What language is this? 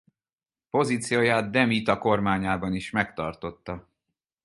Hungarian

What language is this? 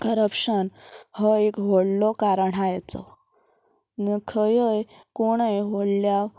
Konkani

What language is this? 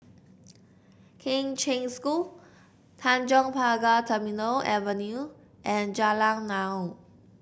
English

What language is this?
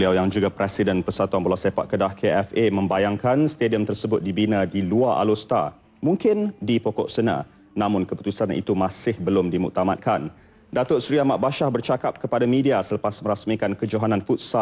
Malay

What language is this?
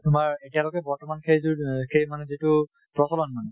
Assamese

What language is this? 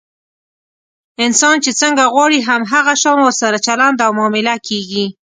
Pashto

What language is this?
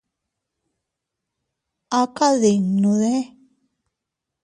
Teutila Cuicatec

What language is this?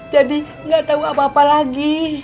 Indonesian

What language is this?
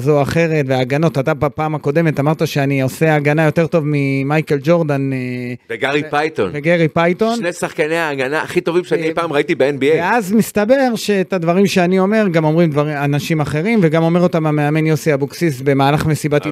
Hebrew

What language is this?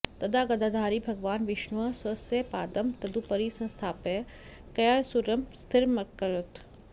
Sanskrit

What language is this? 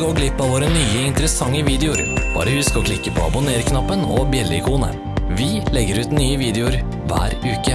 Norwegian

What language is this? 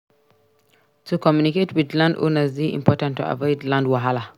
Nigerian Pidgin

